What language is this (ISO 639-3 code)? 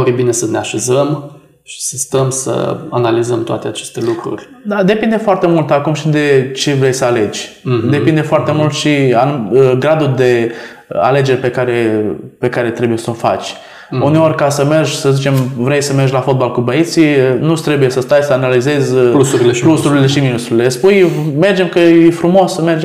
ron